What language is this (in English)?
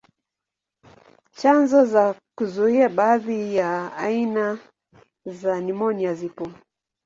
Swahili